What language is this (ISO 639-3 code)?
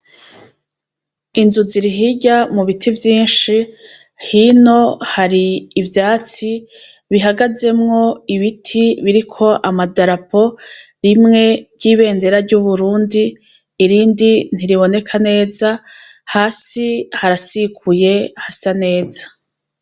run